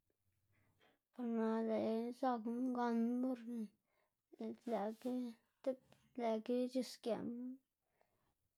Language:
Xanaguía Zapotec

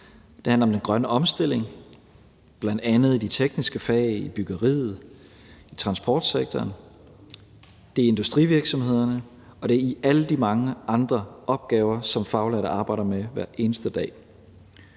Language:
Danish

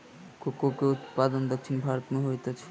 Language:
Maithili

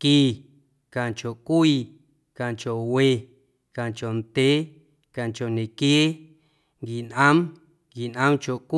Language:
Guerrero Amuzgo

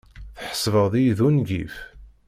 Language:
Kabyle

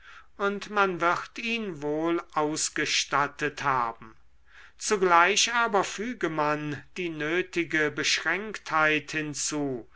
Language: German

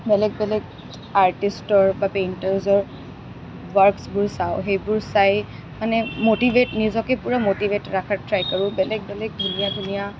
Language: Assamese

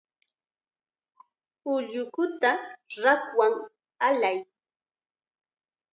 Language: Chiquián Ancash Quechua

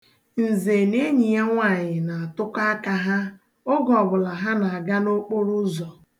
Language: Igbo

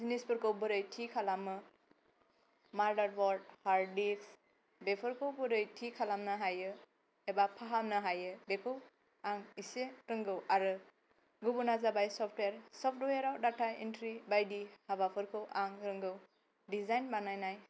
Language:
Bodo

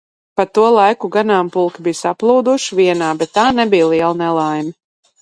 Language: Latvian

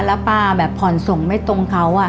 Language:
Thai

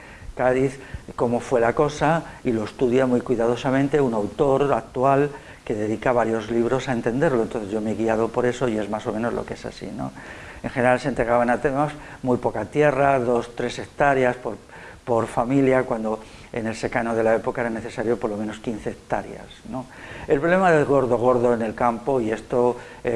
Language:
Spanish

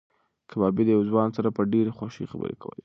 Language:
Pashto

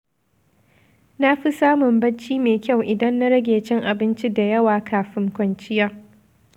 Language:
Hausa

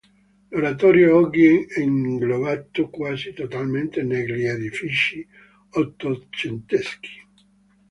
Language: Italian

